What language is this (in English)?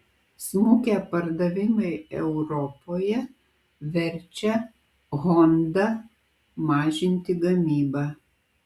Lithuanian